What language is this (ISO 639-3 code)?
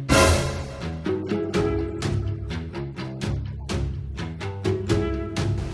kor